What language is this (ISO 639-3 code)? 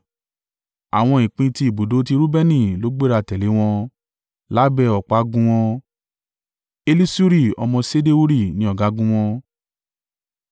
yor